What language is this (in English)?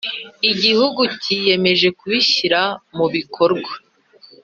Kinyarwanda